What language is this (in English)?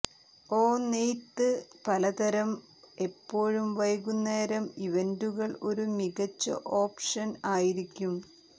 Malayalam